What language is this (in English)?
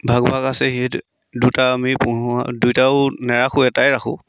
Assamese